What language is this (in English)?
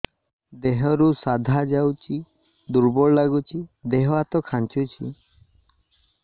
Odia